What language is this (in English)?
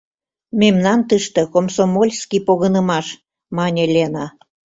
Mari